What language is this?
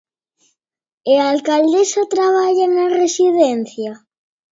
Galician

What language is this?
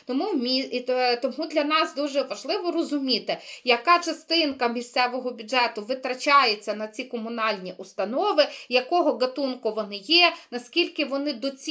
Ukrainian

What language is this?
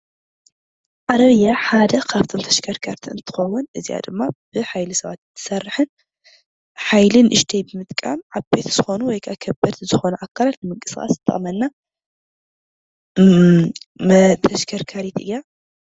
Tigrinya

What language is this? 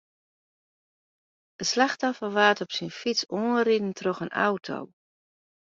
Western Frisian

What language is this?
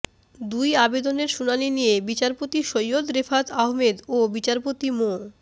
Bangla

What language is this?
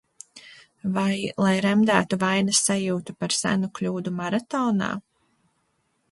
Latvian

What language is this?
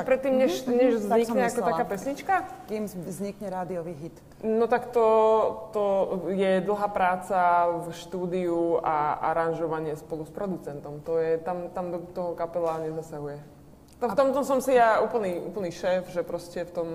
Slovak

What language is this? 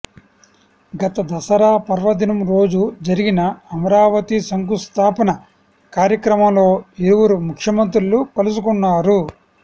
Telugu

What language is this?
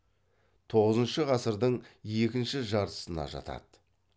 Kazakh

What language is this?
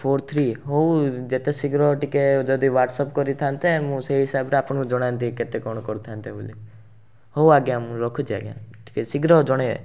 Odia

